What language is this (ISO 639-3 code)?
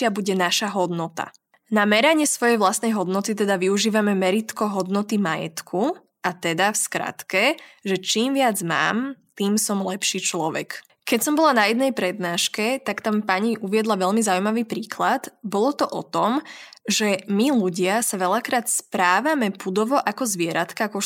slk